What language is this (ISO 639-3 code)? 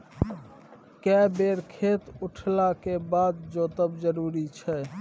mai